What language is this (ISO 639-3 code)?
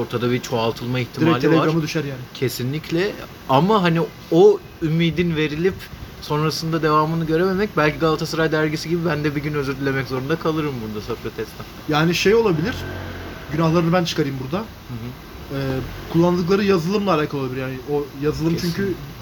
tur